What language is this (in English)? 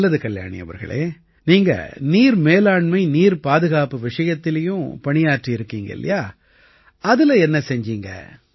Tamil